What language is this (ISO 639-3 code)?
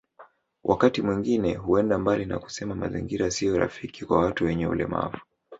swa